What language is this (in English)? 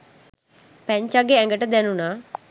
Sinhala